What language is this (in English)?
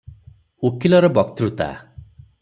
Odia